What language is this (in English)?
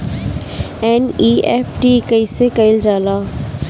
Bhojpuri